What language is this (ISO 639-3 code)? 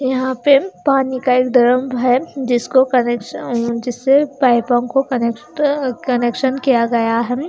hin